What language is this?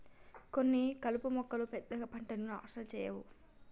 Telugu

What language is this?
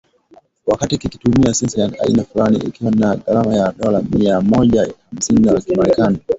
Swahili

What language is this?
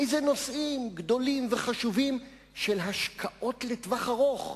Hebrew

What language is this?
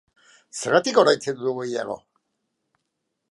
Basque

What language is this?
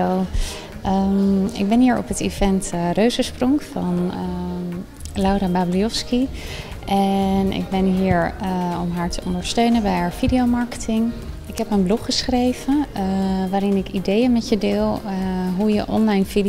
Dutch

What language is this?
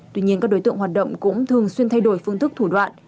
Vietnamese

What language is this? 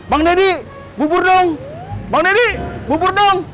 Indonesian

